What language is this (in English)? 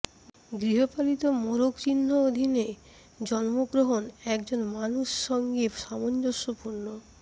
Bangla